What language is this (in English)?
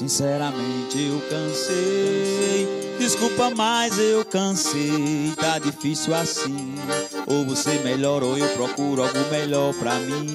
Portuguese